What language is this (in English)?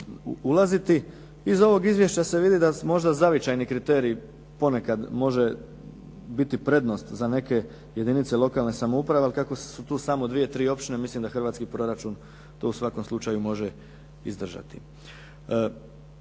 Croatian